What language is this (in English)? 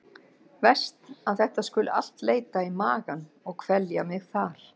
Icelandic